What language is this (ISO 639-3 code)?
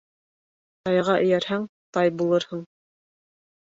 bak